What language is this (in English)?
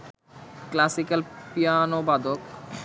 Bangla